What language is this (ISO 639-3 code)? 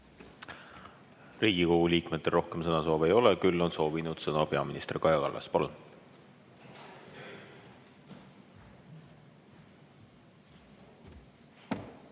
est